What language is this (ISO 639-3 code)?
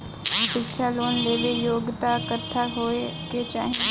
bho